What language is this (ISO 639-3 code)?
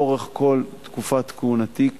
heb